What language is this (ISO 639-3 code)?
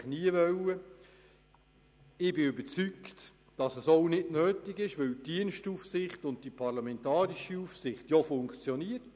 gsw